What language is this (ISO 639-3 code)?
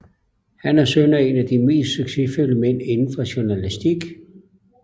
dan